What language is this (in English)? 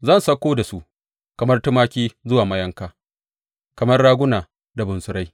Hausa